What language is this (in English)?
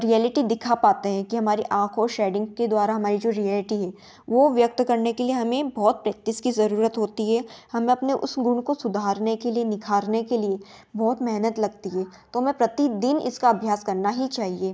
Hindi